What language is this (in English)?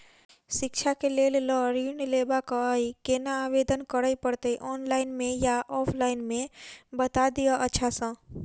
Maithili